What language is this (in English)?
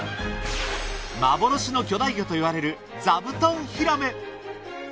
Japanese